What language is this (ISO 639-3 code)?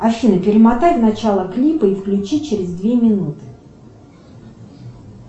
rus